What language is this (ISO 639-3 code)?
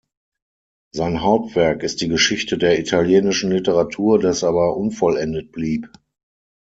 deu